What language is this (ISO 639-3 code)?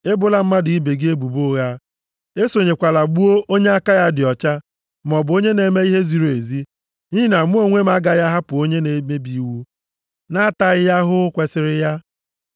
ibo